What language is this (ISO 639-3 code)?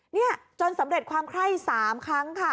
tha